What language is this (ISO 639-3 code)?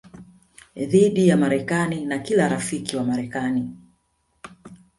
swa